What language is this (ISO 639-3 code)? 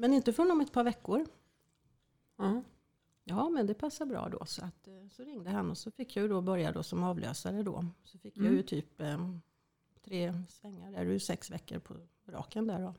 swe